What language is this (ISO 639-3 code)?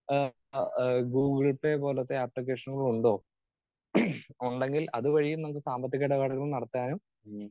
mal